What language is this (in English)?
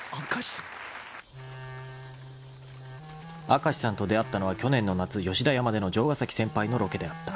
Japanese